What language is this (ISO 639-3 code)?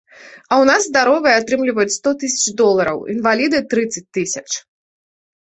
bel